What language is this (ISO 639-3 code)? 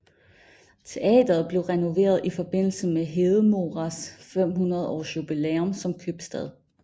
dan